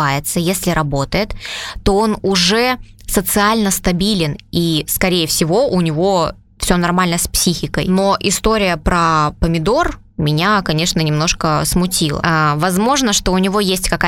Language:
Russian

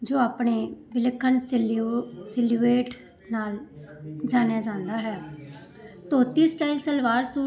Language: Punjabi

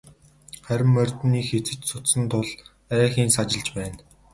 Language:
Mongolian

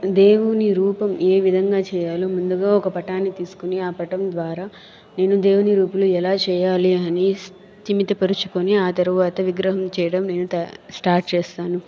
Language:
Telugu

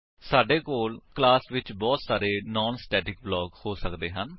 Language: Punjabi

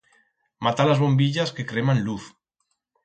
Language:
Aragonese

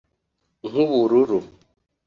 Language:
Kinyarwanda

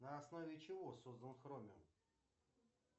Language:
Russian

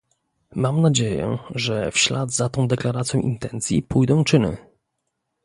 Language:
Polish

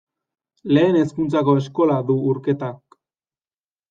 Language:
Basque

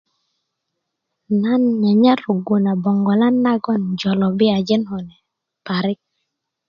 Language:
Kuku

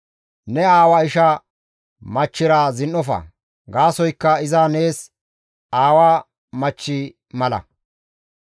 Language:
Gamo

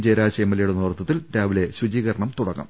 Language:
Malayalam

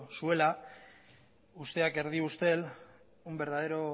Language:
Basque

